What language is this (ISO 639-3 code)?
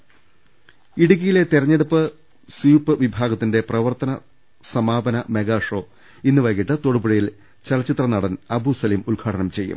mal